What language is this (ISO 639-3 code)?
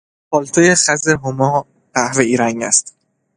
fas